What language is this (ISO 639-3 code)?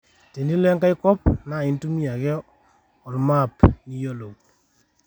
mas